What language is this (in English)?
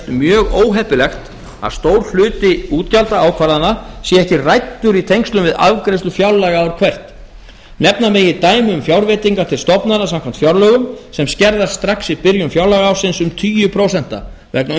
Icelandic